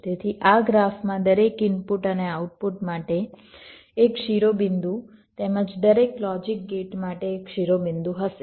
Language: Gujarati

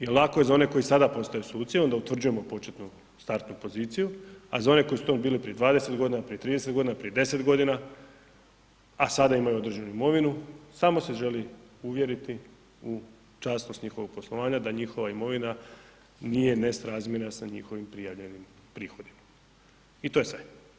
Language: Croatian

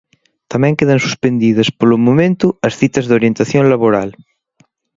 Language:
Galician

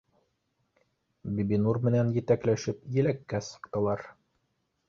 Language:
Bashkir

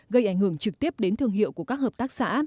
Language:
Vietnamese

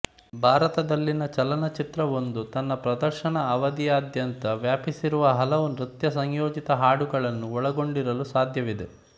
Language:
Kannada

